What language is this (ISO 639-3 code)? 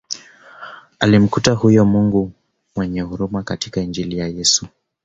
swa